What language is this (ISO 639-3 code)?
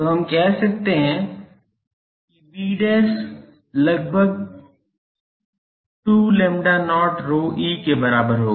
hin